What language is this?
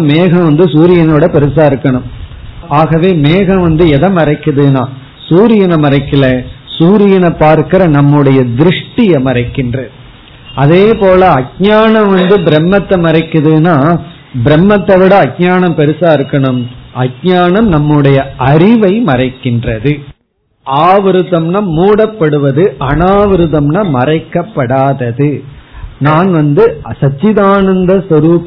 Tamil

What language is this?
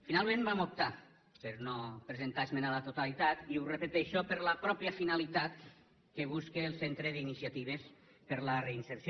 Catalan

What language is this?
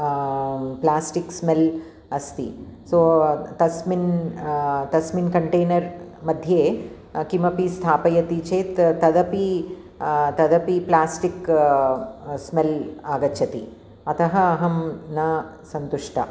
Sanskrit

